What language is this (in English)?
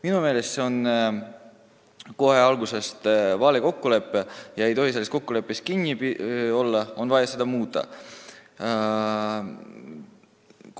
Estonian